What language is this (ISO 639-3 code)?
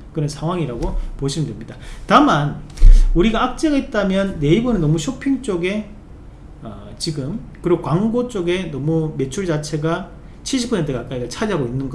kor